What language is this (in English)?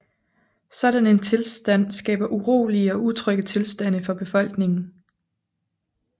Danish